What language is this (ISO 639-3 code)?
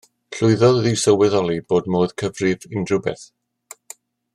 cym